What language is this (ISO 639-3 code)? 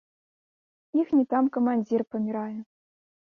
bel